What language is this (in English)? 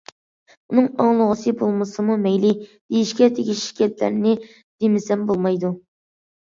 Uyghur